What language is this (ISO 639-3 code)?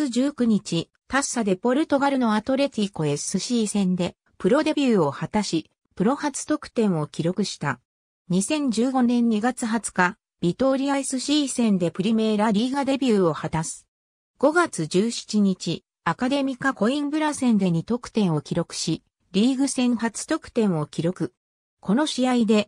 jpn